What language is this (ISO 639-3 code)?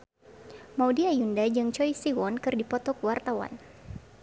sun